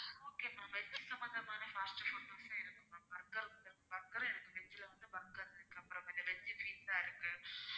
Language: Tamil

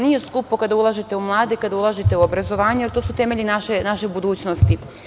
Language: Serbian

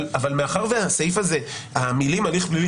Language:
Hebrew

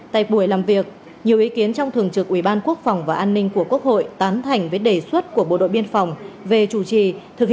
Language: Vietnamese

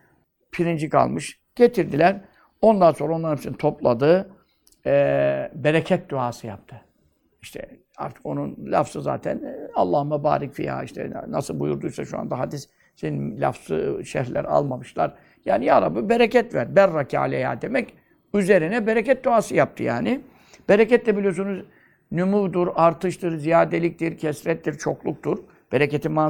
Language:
Turkish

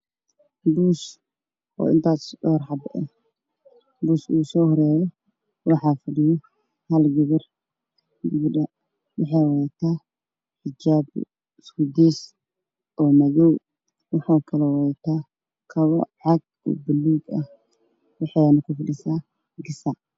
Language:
Somali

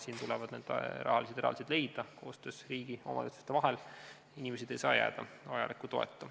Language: Estonian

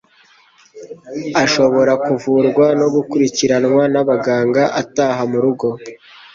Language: Kinyarwanda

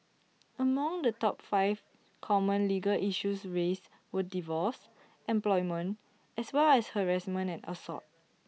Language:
English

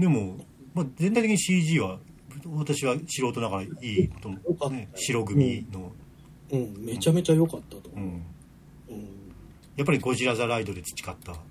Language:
Japanese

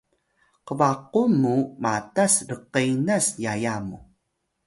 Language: Atayal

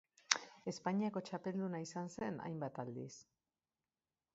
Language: Basque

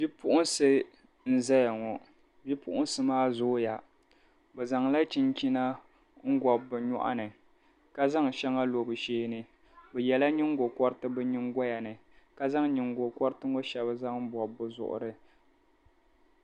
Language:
Dagbani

